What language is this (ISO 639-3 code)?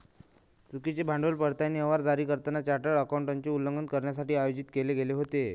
mar